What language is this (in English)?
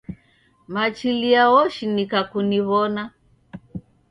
Taita